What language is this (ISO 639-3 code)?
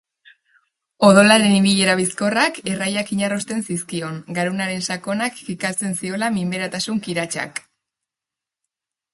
eus